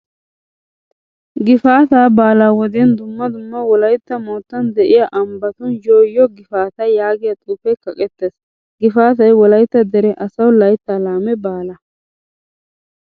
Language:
Wolaytta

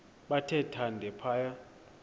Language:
Xhosa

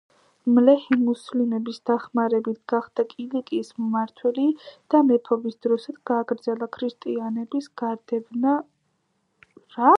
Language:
Georgian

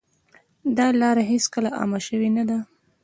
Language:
Pashto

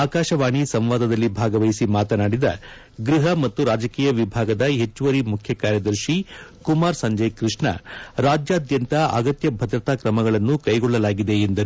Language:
Kannada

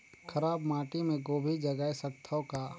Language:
Chhattisgarhi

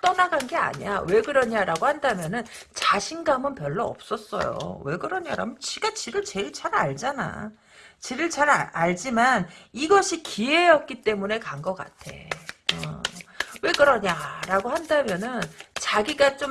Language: Korean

